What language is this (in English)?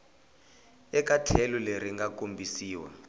Tsonga